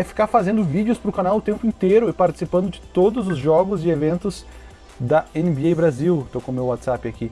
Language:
Portuguese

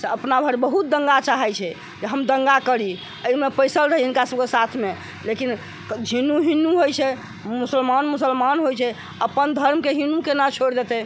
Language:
Maithili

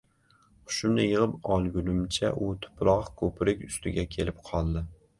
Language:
Uzbek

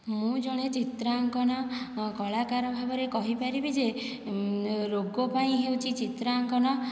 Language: Odia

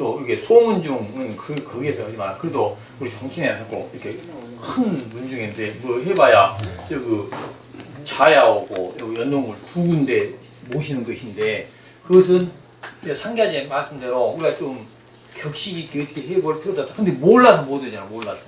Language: Korean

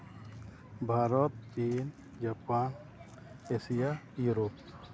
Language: Santali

